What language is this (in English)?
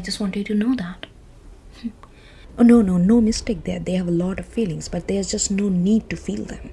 English